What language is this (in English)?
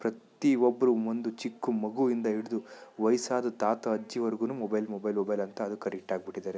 Kannada